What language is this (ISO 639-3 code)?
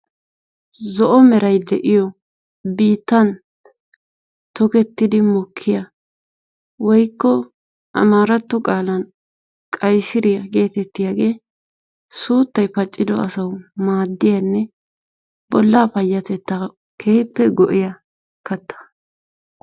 wal